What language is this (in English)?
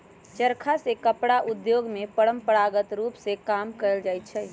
Magahi